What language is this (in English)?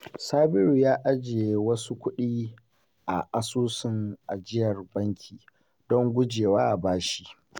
Hausa